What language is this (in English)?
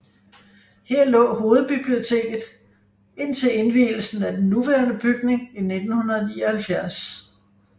Danish